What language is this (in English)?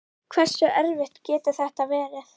Icelandic